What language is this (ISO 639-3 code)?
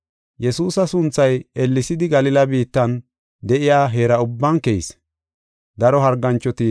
gof